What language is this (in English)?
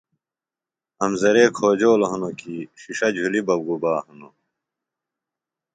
Phalura